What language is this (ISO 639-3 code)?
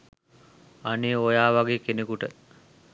sin